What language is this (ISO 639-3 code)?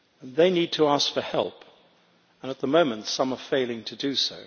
eng